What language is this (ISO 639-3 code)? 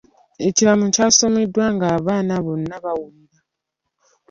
lug